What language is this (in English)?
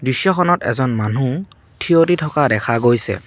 Assamese